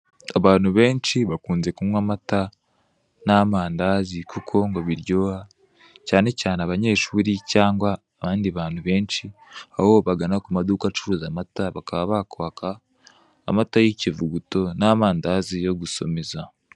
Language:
Kinyarwanda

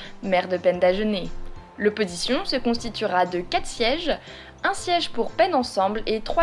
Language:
French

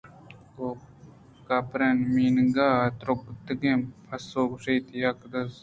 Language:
Eastern Balochi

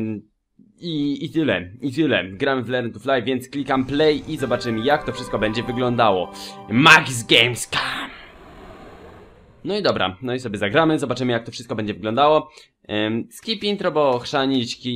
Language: Polish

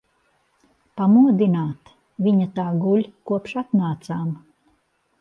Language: Latvian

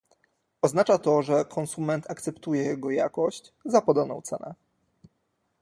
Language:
Polish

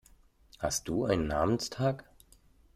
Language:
German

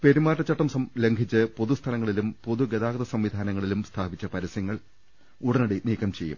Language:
Malayalam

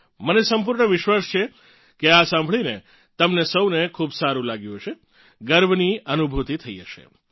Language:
Gujarati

